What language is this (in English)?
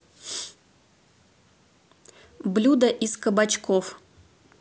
Russian